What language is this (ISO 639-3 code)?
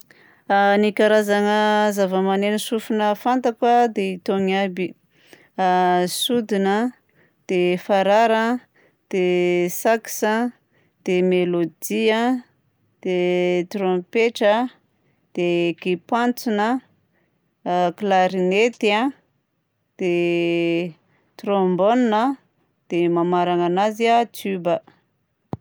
bzc